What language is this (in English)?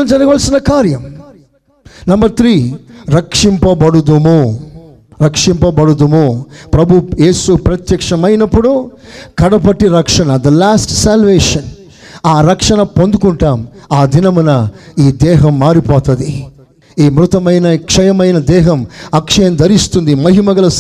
Telugu